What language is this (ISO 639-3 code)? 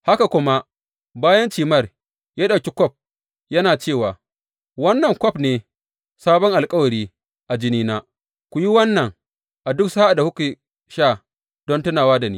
hau